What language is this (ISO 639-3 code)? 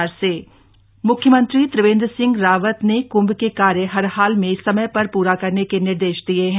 hin